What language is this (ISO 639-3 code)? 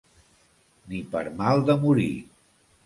cat